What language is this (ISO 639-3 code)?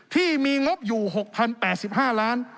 tha